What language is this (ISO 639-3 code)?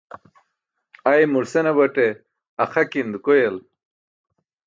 bsk